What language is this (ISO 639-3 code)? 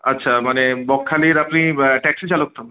ben